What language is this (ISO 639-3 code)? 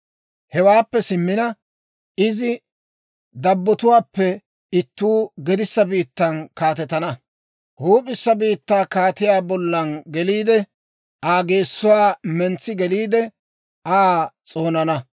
dwr